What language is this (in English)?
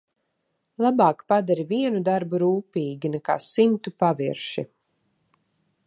Latvian